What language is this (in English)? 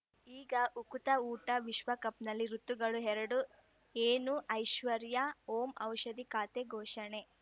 Kannada